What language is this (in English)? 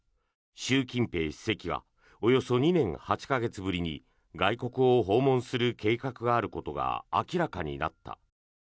Japanese